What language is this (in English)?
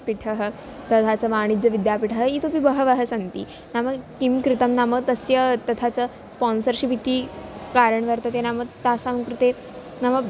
Sanskrit